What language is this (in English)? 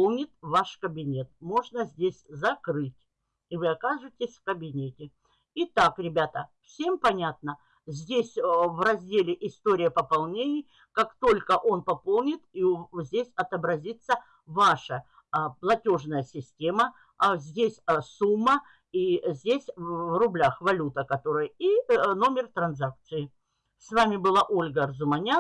Russian